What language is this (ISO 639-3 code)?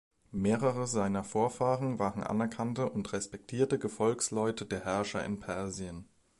deu